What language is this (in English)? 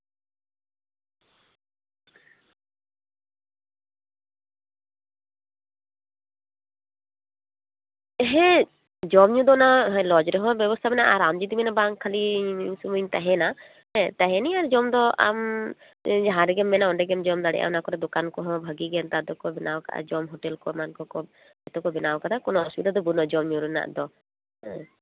Santali